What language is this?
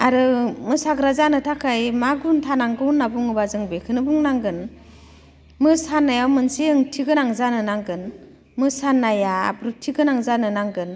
Bodo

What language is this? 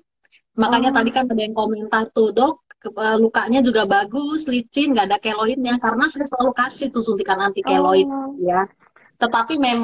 Indonesian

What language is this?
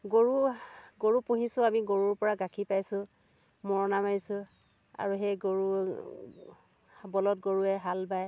Assamese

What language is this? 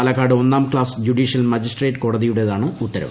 Malayalam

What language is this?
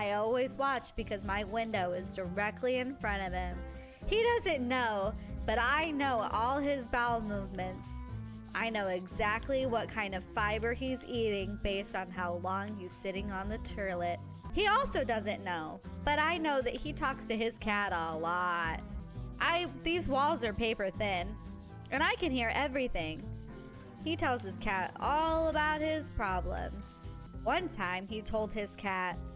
English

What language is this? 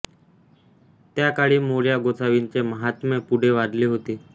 Marathi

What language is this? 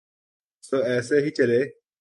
Urdu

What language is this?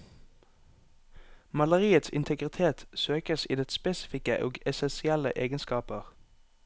Norwegian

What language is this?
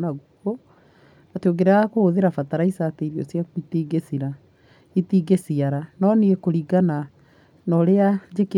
Kikuyu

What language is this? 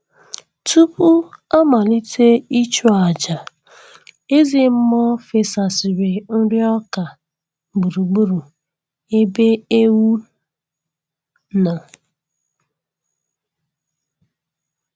Igbo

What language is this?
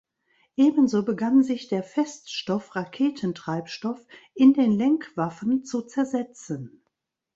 German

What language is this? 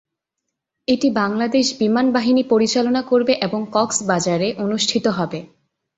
Bangla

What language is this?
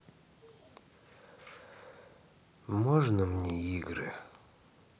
Russian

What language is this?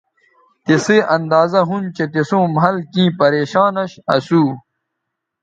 Bateri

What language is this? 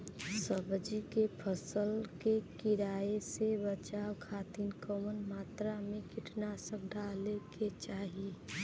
Bhojpuri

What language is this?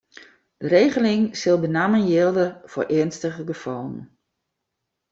Western Frisian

